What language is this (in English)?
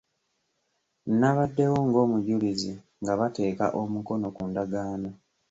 Ganda